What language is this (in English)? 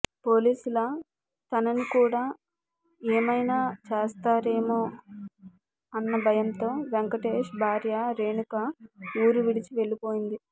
Telugu